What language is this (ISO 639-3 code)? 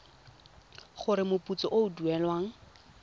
tsn